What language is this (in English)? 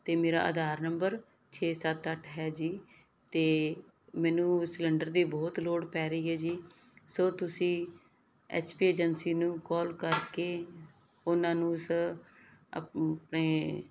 Punjabi